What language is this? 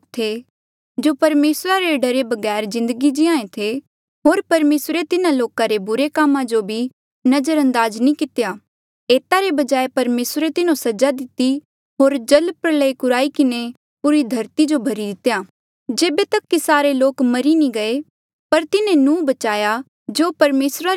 Mandeali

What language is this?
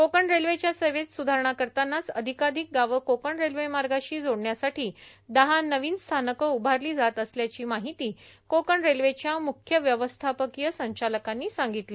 Marathi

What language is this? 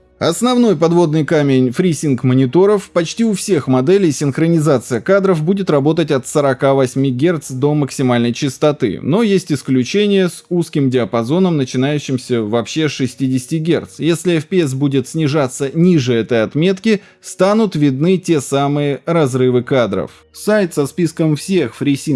Russian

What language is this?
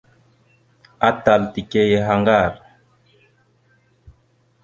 Mada (Cameroon)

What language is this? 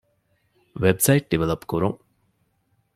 Divehi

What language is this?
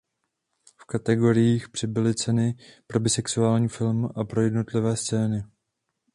Czech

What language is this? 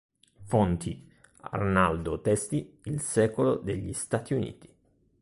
Italian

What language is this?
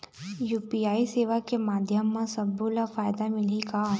Chhattisgarhi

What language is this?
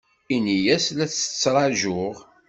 Kabyle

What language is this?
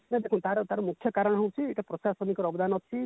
Odia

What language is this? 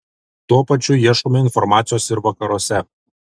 Lithuanian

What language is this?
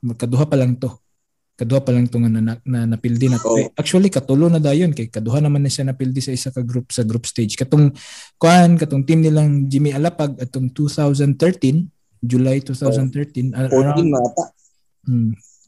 Filipino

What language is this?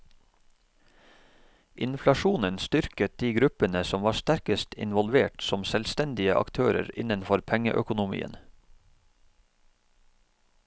Norwegian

